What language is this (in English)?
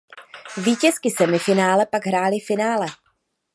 Czech